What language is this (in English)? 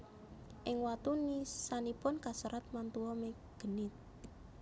Javanese